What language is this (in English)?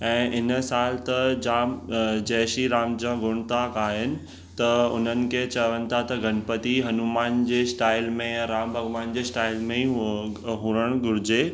Sindhi